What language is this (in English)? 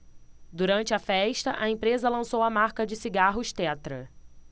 Portuguese